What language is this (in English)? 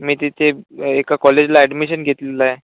Marathi